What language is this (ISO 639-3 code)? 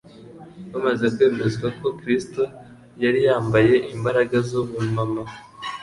kin